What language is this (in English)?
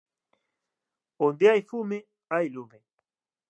Galician